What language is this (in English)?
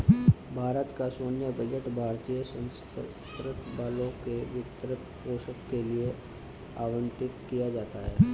Hindi